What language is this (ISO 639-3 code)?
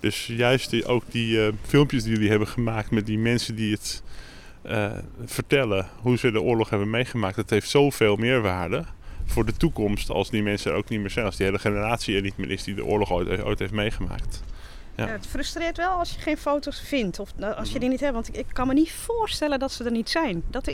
nld